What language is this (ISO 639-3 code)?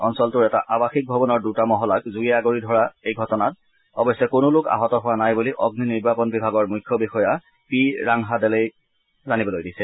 asm